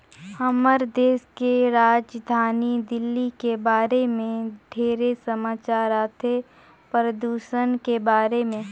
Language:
Chhattisgarhi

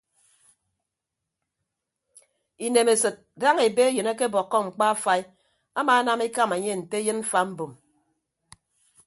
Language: Ibibio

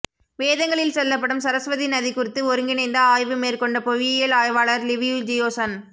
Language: Tamil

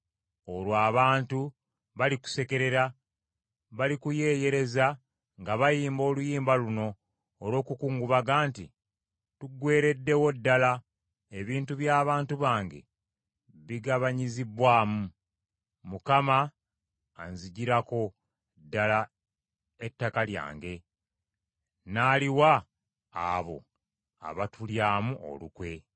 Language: Ganda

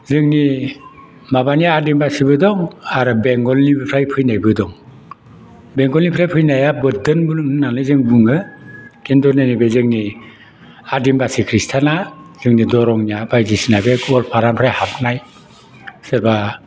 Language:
Bodo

